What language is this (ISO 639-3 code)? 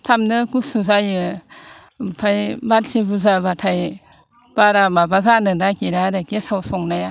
brx